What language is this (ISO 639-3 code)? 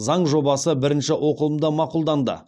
kaz